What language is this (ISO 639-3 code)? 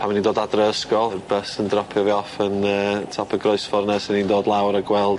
cym